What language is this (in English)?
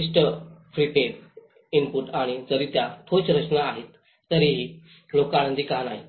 Marathi